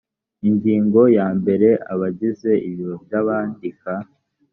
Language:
Kinyarwanda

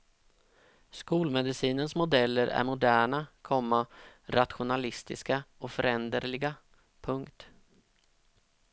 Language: Swedish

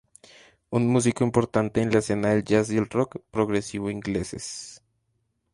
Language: Spanish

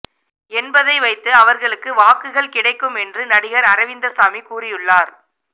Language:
Tamil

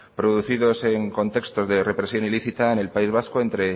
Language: Spanish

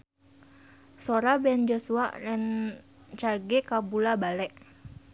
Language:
Sundanese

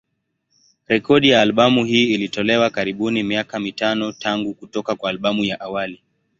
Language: Swahili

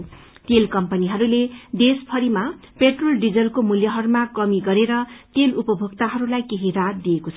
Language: Nepali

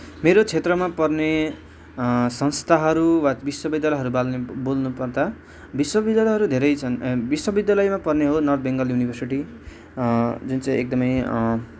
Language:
Nepali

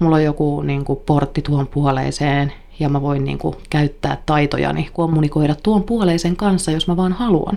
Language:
Finnish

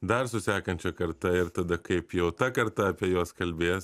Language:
Lithuanian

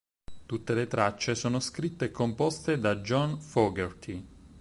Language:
Italian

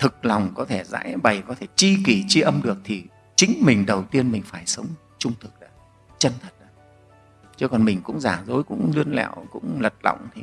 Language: Vietnamese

